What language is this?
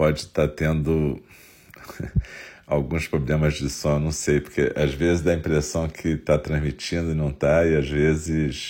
Portuguese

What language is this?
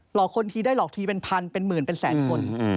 Thai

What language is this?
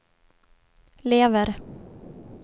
Swedish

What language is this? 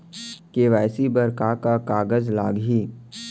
Chhattisgarhi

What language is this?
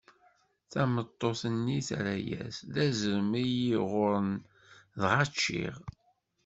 Kabyle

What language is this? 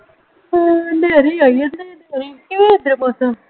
Punjabi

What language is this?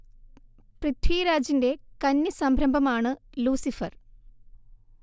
Malayalam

